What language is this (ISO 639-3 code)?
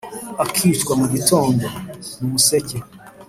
kin